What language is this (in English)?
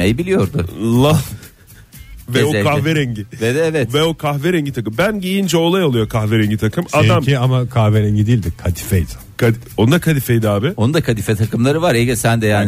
Turkish